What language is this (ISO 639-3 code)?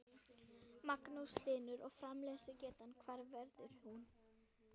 isl